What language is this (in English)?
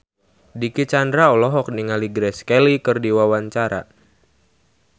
Sundanese